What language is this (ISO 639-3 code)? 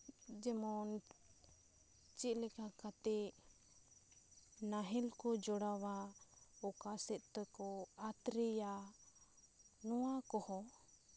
sat